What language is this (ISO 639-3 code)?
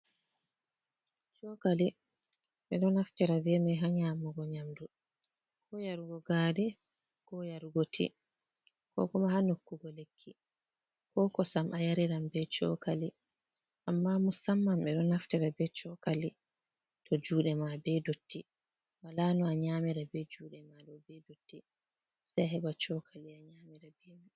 ful